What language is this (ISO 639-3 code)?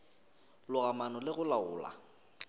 nso